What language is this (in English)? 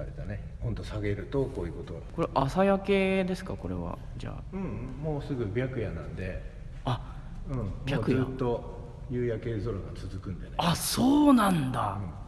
Japanese